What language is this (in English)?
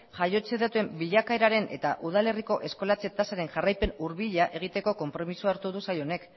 Basque